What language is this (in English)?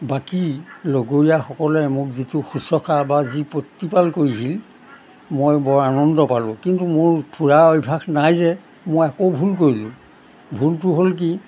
Assamese